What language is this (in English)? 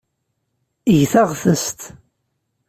Kabyle